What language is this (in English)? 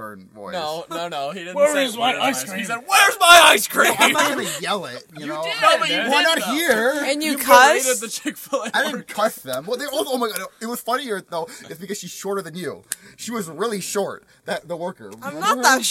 English